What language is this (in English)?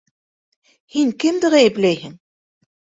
Bashkir